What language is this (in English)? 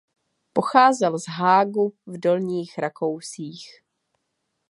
Czech